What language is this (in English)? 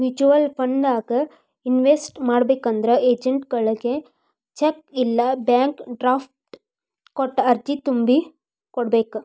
Kannada